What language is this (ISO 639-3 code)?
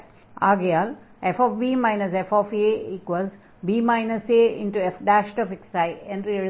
tam